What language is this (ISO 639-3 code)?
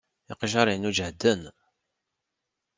kab